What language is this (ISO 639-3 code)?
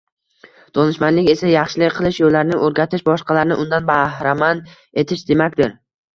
uzb